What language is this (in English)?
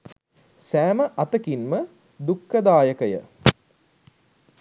Sinhala